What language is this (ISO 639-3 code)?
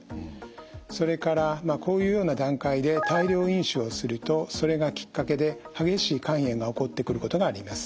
jpn